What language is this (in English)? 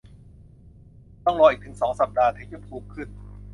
Thai